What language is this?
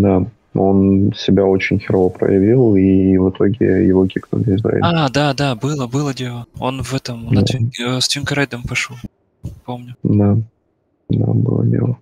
Russian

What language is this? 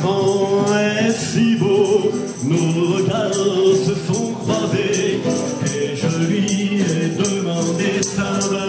Romanian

